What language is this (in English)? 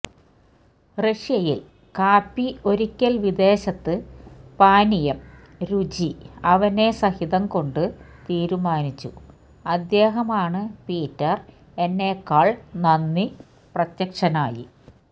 Malayalam